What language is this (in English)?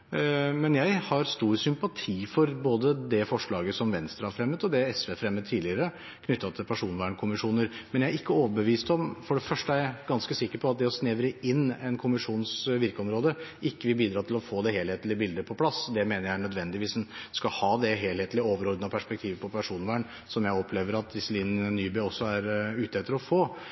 Norwegian Bokmål